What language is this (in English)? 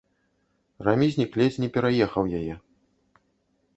Belarusian